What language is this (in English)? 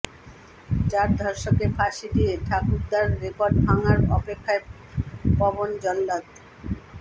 Bangla